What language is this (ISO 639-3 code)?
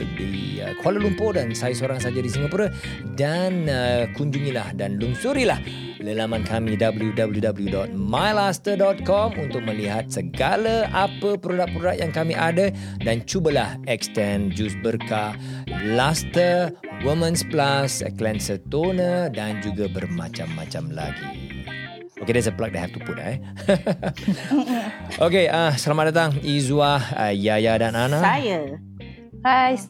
msa